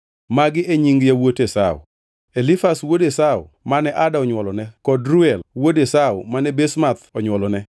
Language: Luo (Kenya and Tanzania)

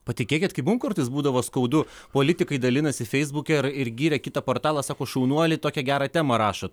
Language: Lithuanian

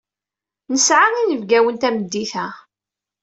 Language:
Kabyle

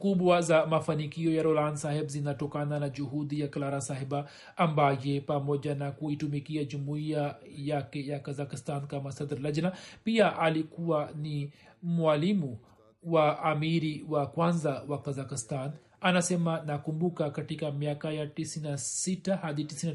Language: Swahili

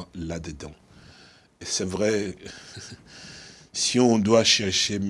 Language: French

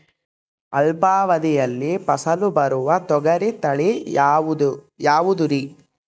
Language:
Kannada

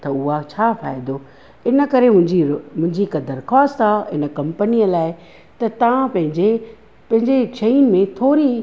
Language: Sindhi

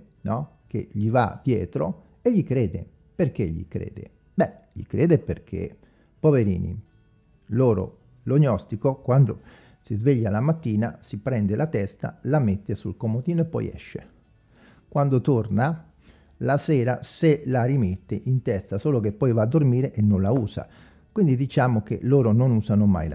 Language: Italian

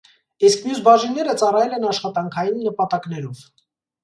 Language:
Armenian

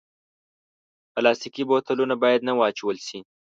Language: Pashto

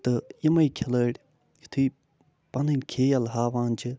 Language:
Kashmiri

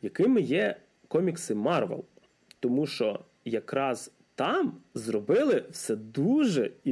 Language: Ukrainian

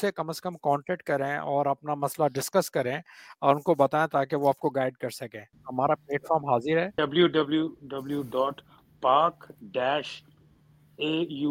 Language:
Urdu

